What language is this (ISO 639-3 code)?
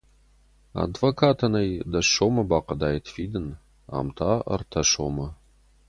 oss